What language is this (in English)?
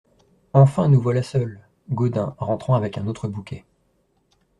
French